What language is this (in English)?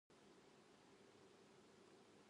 Japanese